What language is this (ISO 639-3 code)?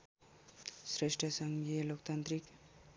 nep